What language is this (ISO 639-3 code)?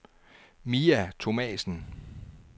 dan